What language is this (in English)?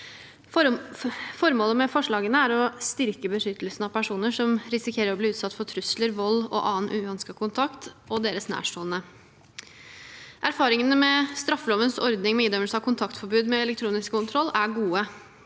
Norwegian